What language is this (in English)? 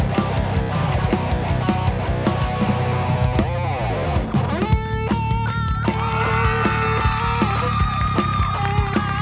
Thai